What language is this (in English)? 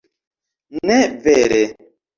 Esperanto